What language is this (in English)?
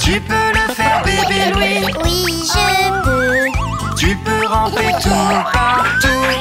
French